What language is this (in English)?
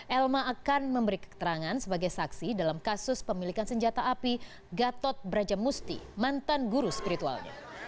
Indonesian